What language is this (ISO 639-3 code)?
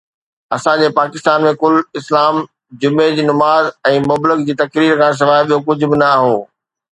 snd